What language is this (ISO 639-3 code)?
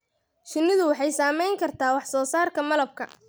som